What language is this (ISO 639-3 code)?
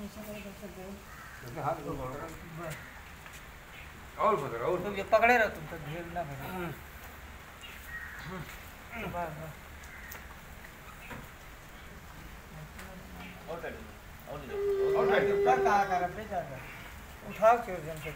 spa